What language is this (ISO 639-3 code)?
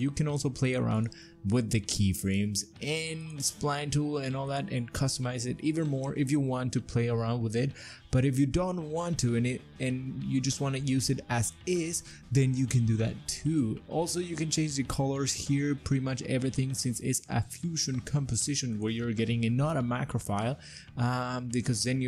eng